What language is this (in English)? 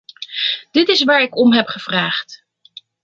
Dutch